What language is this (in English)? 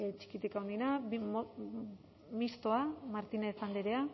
Basque